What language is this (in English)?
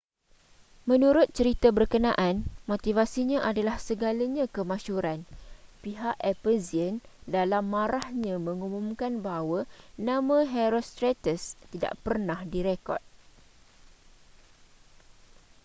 Malay